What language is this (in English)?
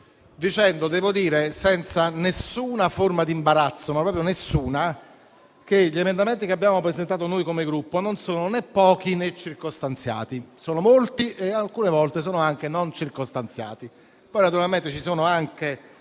Italian